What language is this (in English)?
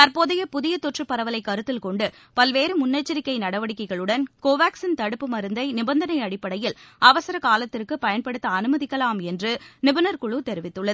Tamil